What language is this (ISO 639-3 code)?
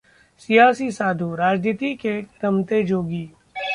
hin